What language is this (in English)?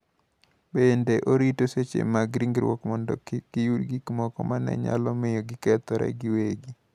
Luo (Kenya and Tanzania)